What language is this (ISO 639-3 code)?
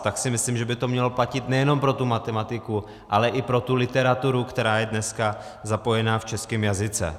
ces